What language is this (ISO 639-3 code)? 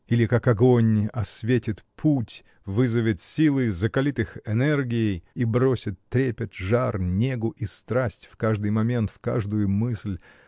rus